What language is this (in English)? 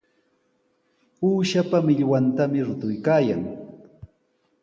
Sihuas Ancash Quechua